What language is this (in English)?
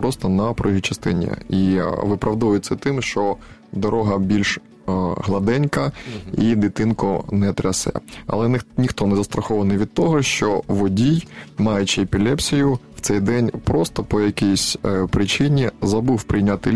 Ukrainian